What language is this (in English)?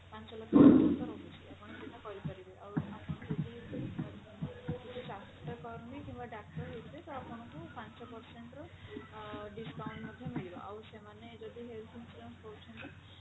Odia